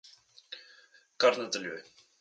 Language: Slovenian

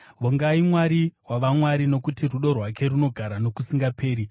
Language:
Shona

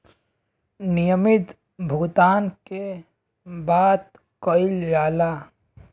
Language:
Bhojpuri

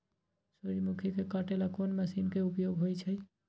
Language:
Magahi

